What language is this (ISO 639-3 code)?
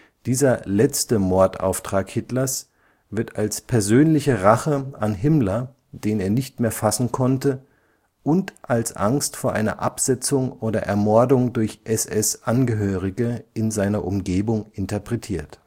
deu